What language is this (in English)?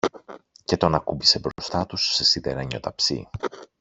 Greek